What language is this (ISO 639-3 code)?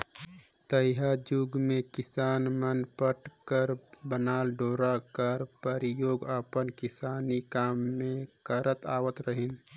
hne